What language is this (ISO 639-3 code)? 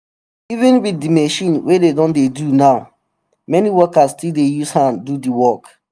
pcm